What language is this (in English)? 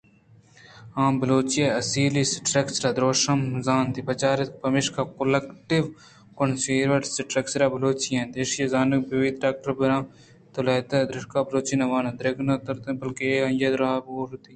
Eastern Balochi